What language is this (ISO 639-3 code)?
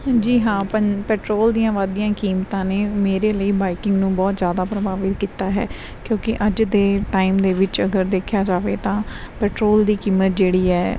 pan